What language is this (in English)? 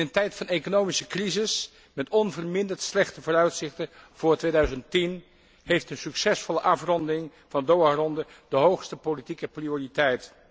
Dutch